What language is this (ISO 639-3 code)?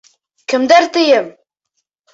bak